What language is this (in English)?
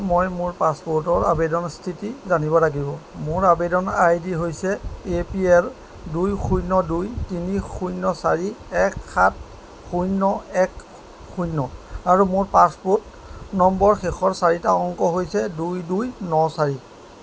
Assamese